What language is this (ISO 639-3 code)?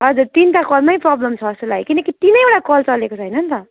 nep